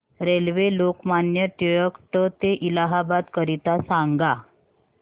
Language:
Marathi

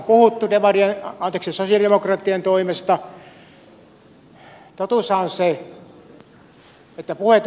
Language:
Finnish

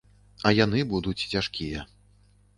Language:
Belarusian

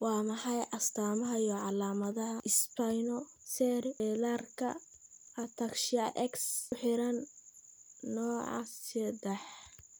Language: Somali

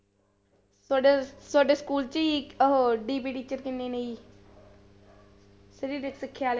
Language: Punjabi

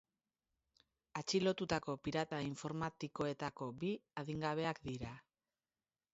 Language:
Basque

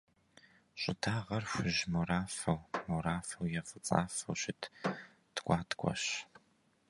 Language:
Kabardian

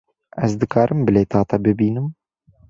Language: Kurdish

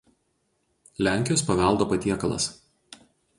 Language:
Lithuanian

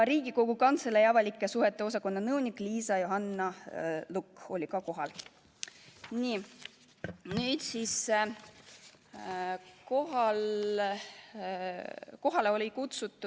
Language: Estonian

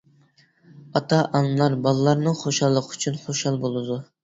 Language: Uyghur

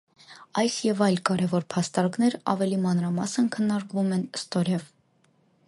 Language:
Armenian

